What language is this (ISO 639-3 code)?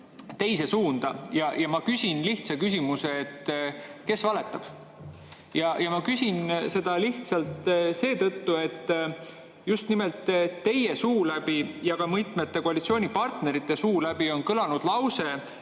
est